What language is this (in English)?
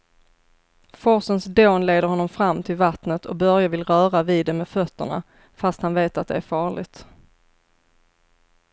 Swedish